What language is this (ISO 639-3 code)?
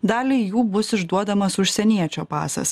lit